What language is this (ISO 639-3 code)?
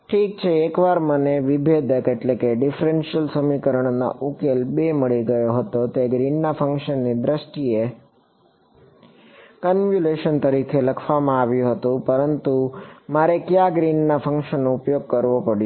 guj